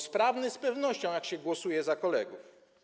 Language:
Polish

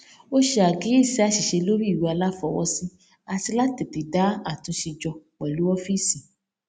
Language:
Yoruba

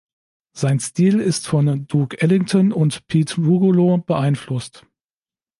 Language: German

